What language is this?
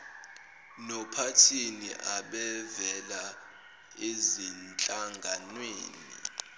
Zulu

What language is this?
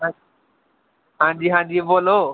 Dogri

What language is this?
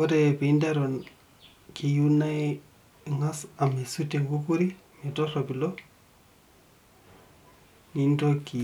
Masai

